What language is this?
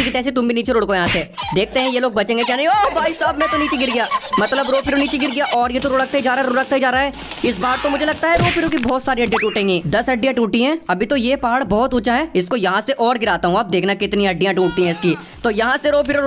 Hindi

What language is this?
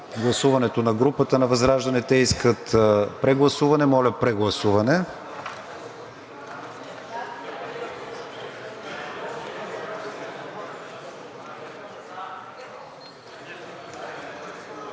Bulgarian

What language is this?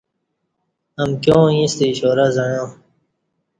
Kati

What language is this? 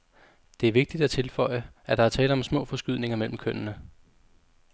Danish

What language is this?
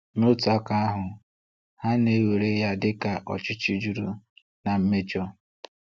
Igbo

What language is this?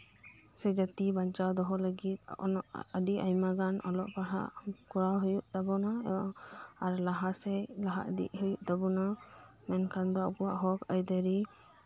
Santali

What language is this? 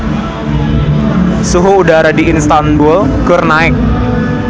Sundanese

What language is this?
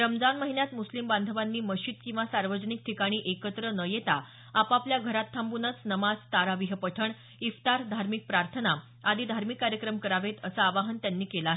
Marathi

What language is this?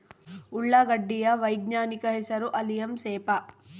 Kannada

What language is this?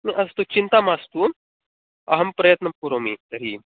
Sanskrit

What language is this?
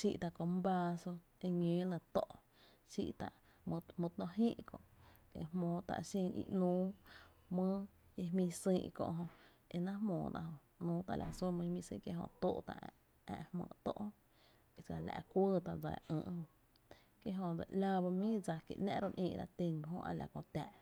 Tepinapa Chinantec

